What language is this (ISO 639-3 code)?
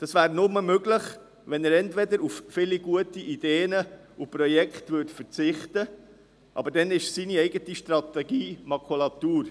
gsw